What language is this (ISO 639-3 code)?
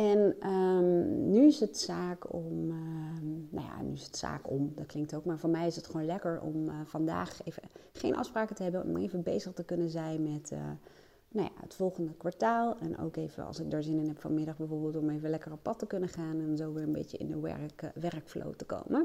nld